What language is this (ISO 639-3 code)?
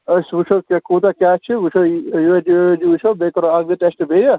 kas